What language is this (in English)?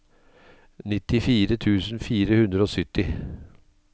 Norwegian